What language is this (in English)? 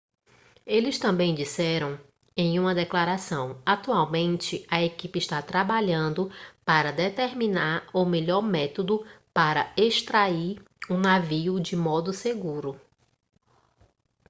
Portuguese